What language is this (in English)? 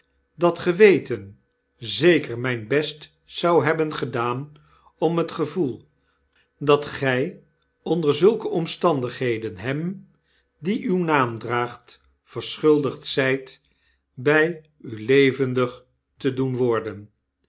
Dutch